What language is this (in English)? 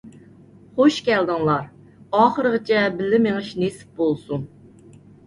Uyghur